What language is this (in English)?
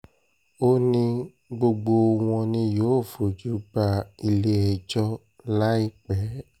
Yoruba